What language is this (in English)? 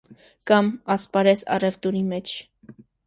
Armenian